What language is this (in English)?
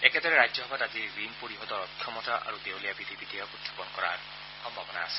Assamese